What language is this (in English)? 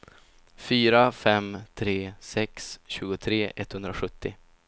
Swedish